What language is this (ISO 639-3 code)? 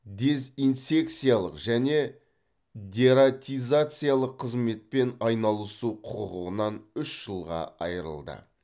kaz